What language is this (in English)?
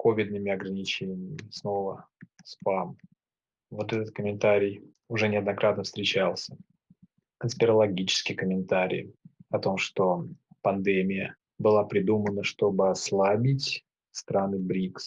Russian